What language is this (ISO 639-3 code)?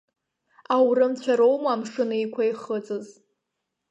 abk